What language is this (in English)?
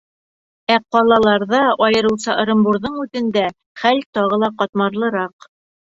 Bashkir